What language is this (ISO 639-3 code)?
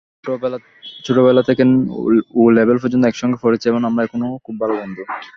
ben